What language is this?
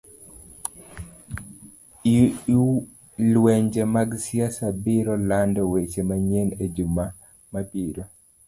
Luo (Kenya and Tanzania)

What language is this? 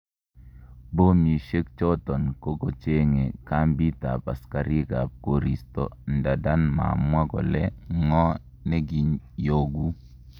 Kalenjin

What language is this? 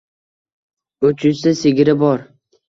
Uzbek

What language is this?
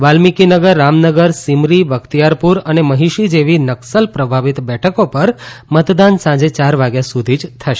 Gujarati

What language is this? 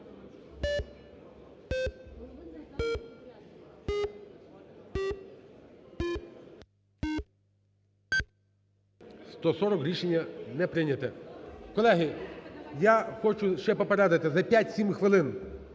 Ukrainian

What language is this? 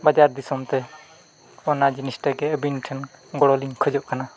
Santali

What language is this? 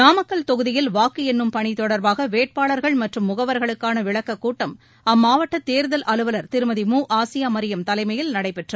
Tamil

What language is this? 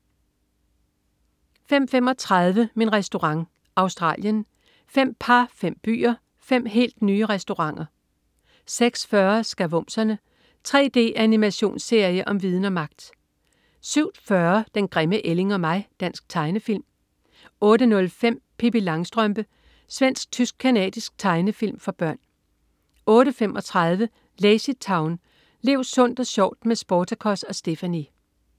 Danish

